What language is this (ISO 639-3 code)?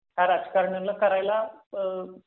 mar